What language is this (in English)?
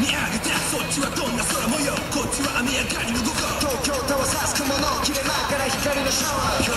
Japanese